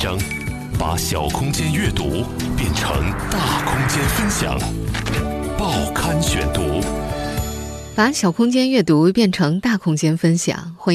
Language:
Chinese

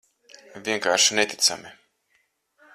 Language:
Latvian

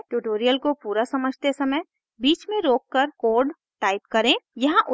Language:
Hindi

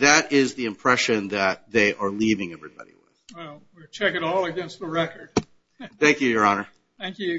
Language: English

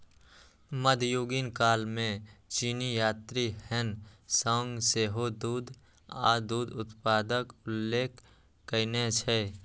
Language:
Maithili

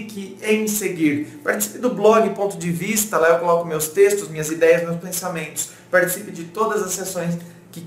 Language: Portuguese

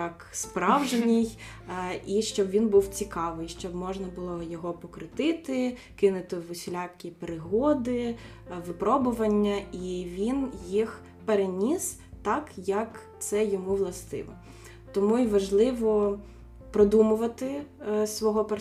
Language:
Ukrainian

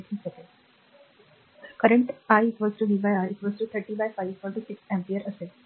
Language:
Marathi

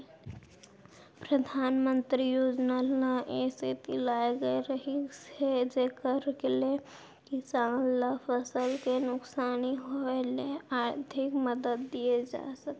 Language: Chhattisgarhi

